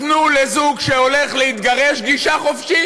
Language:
Hebrew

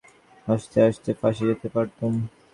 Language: Bangla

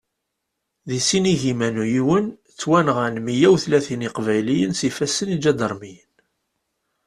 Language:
Kabyle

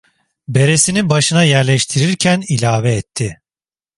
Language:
Turkish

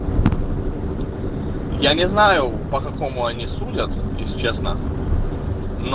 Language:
Russian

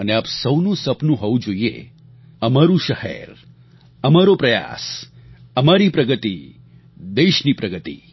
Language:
Gujarati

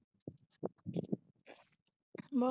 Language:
Punjabi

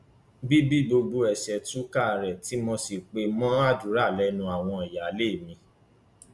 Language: Yoruba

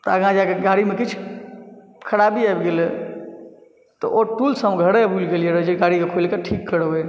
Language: Maithili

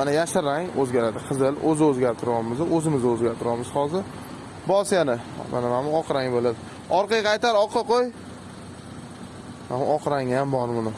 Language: Turkish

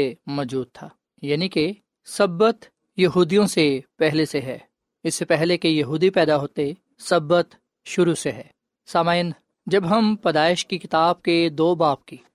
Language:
Urdu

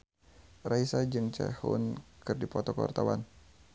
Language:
Sundanese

